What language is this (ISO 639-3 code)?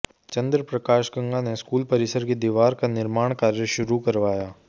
hin